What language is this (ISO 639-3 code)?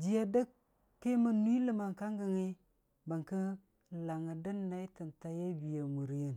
cfa